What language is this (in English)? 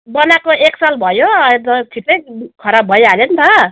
Nepali